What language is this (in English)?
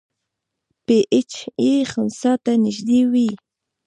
Pashto